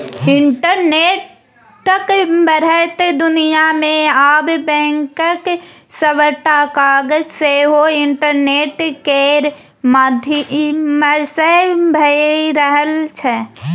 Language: Maithili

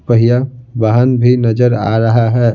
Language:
Hindi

